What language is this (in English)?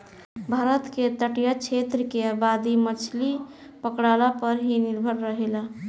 Bhojpuri